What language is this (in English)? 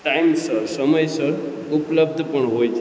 Gujarati